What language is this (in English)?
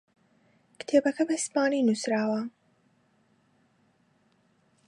Central Kurdish